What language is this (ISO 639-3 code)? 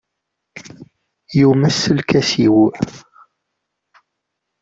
kab